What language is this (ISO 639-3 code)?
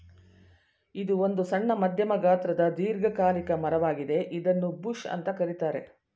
kan